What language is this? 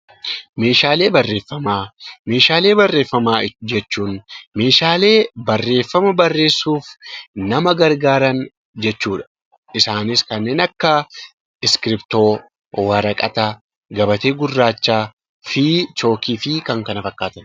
Oromo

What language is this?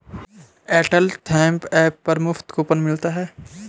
Hindi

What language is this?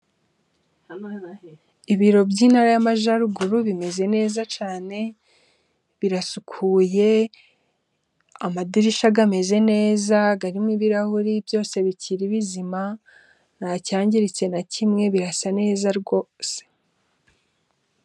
Kinyarwanda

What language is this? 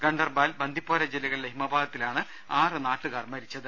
Malayalam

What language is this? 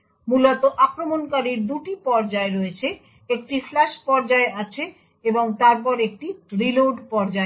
Bangla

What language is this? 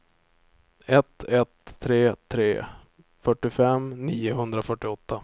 Swedish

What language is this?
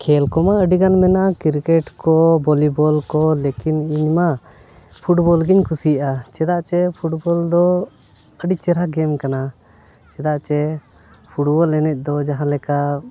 Santali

